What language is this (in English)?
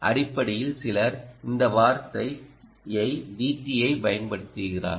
Tamil